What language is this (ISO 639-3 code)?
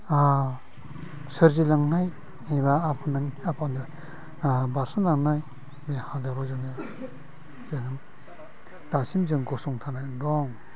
brx